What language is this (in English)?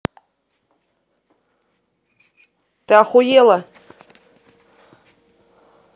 Russian